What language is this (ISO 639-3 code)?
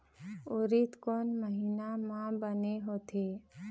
hne